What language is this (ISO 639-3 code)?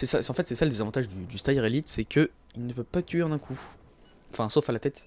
fra